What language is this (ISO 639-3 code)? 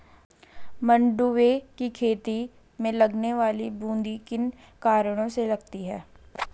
hin